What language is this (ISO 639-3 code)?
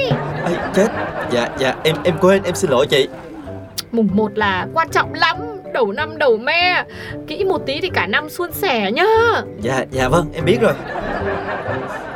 vie